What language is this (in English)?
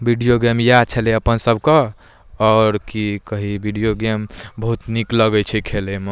Maithili